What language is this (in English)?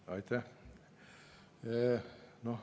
Estonian